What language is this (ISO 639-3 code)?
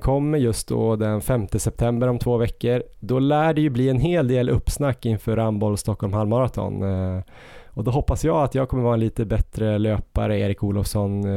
swe